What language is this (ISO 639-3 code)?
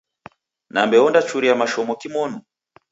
dav